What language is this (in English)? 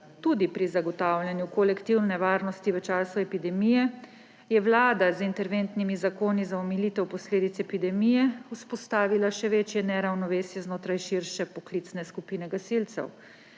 Slovenian